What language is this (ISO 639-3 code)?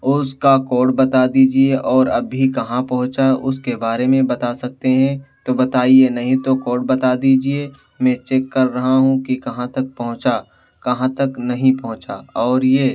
urd